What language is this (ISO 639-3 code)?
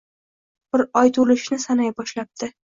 uzb